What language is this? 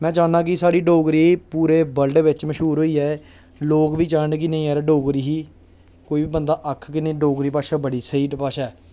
Dogri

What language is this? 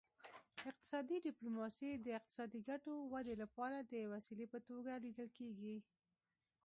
Pashto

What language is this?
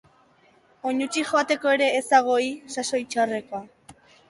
Basque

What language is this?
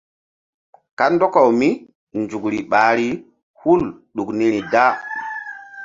Mbum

